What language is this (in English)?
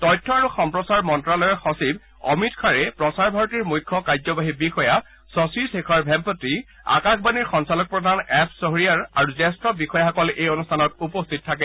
Assamese